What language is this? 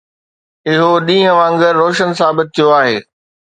Sindhi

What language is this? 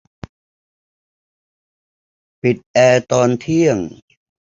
Thai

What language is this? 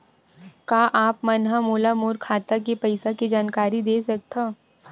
Chhattisgarhi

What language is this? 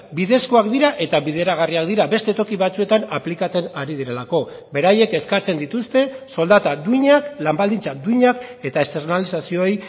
Basque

